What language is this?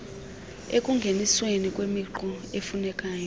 Xhosa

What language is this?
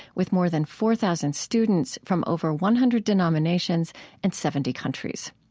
English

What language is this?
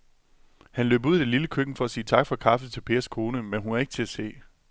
Danish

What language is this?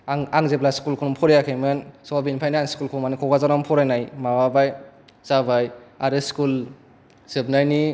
Bodo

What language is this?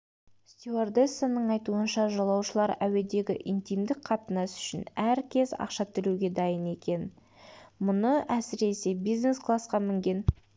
Kazakh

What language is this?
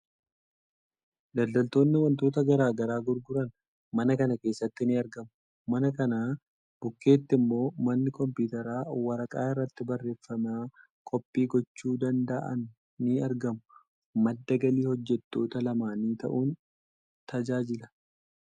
Oromo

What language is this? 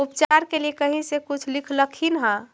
Magahi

